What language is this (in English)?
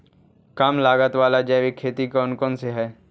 Magahi